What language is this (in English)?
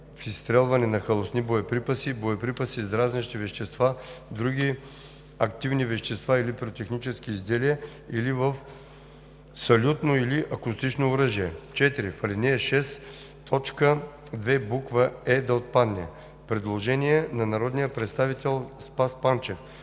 Bulgarian